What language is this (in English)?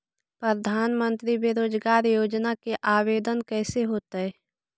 Magahi